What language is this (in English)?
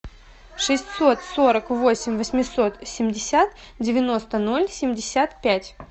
Russian